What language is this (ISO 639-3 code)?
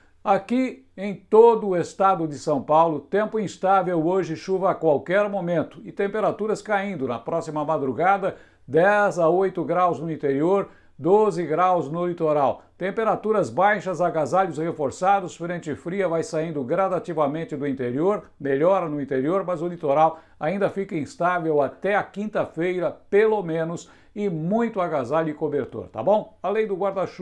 por